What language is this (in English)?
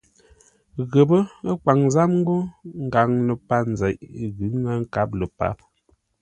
Ngombale